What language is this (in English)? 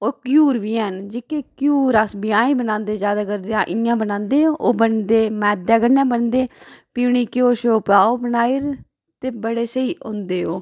Dogri